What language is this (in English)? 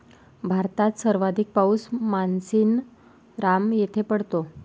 Marathi